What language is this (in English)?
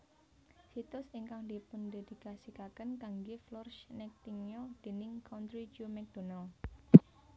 Javanese